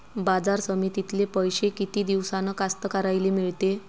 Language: Marathi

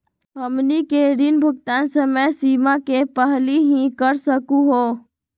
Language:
Magahi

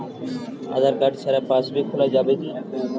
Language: Bangla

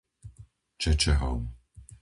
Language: Slovak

